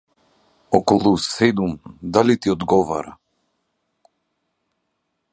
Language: Macedonian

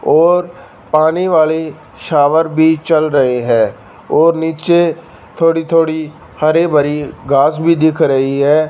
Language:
Hindi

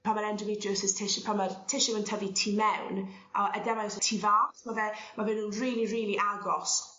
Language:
Welsh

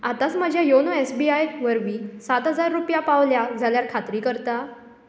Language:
Konkani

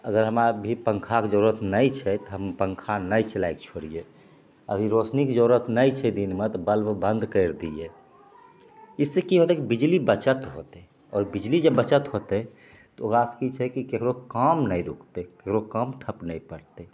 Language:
Maithili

